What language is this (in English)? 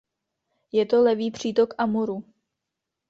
Czech